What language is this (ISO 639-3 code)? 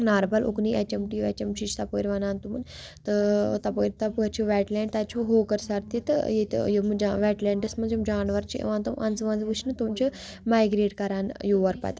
kas